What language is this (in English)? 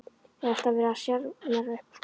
Icelandic